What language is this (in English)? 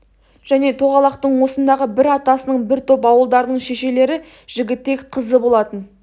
Kazakh